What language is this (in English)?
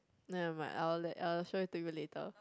English